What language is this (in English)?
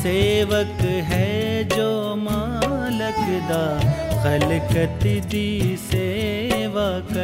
Hindi